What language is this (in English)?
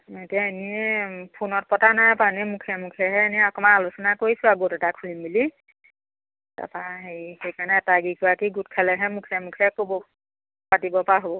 Assamese